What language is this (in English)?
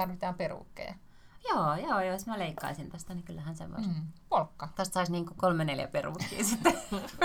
Finnish